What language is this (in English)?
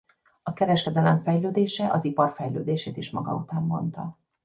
Hungarian